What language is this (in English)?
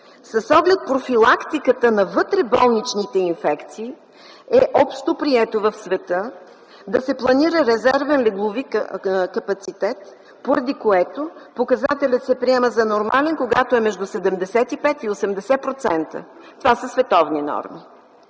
Bulgarian